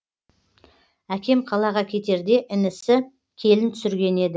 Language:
Kazakh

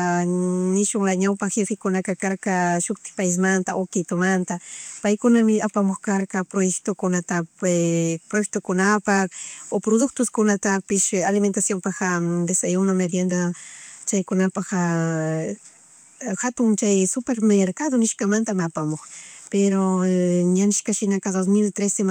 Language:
Chimborazo Highland Quichua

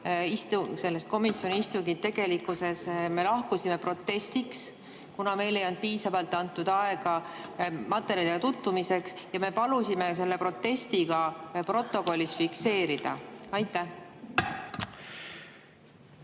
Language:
Estonian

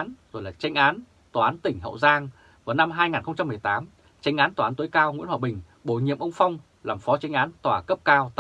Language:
Vietnamese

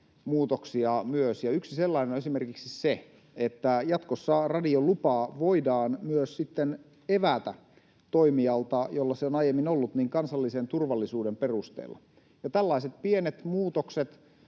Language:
Finnish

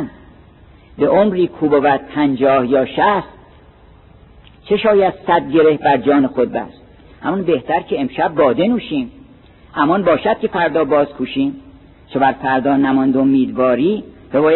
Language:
Persian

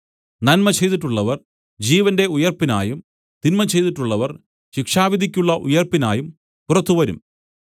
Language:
Malayalam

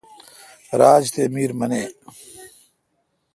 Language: Kalkoti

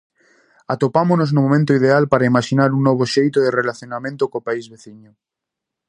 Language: Galician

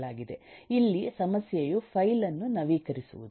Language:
Kannada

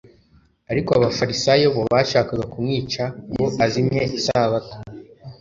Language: Kinyarwanda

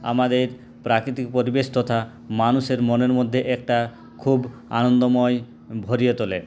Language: Bangla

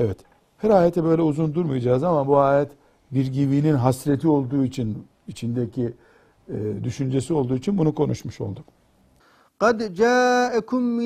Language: Turkish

